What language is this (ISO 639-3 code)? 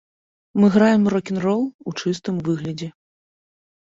bel